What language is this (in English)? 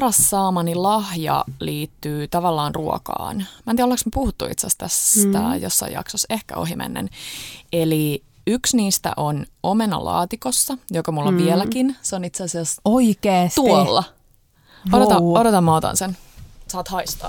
Finnish